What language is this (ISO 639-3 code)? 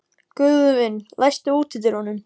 isl